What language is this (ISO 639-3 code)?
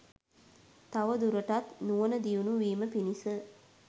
sin